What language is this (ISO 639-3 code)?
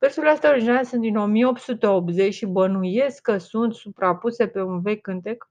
ron